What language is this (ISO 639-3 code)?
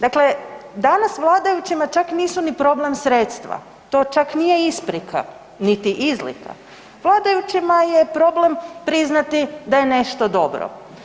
hrv